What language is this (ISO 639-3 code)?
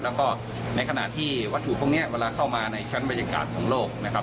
tha